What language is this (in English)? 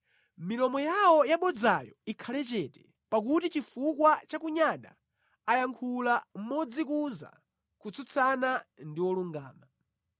Nyanja